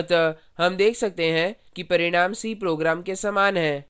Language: Hindi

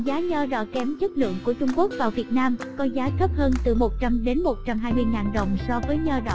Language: Vietnamese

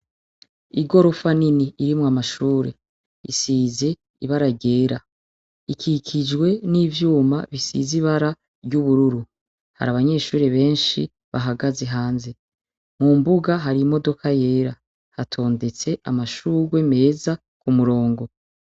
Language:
Rundi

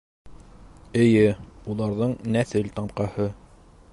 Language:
Bashkir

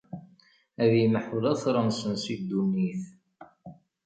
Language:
Kabyle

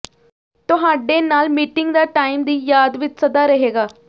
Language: Punjabi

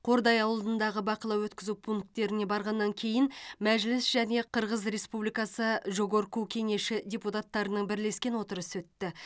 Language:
Kazakh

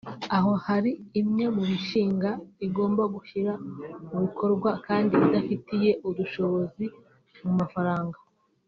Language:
Kinyarwanda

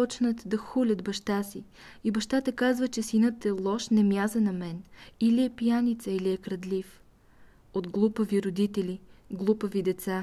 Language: Bulgarian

